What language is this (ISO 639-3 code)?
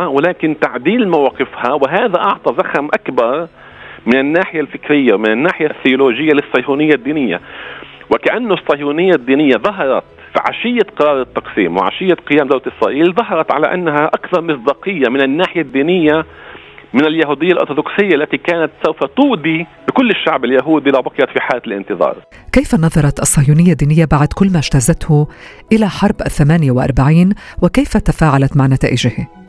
ara